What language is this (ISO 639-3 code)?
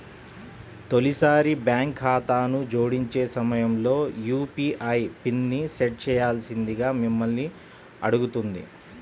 tel